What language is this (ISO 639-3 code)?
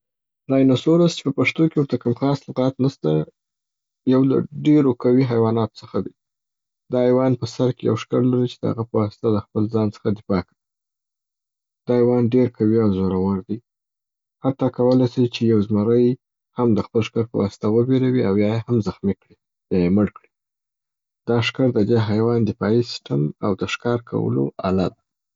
pbt